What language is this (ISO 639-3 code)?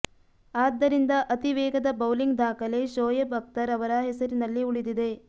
kan